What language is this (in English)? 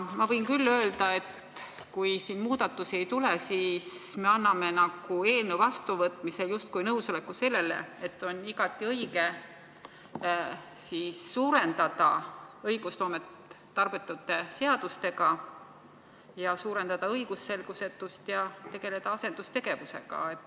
Estonian